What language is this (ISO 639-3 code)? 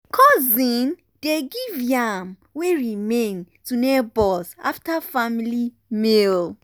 pcm